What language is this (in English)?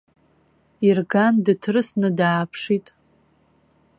Abkhazian